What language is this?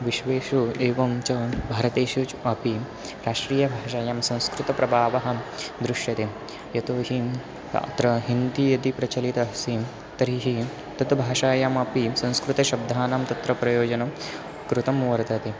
Sanskrit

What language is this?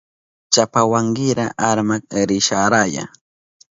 Southern Pastaza Quechua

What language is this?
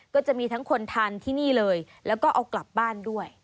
Thai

